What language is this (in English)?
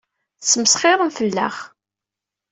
Kabyle